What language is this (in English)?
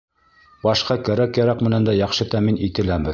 Bashkir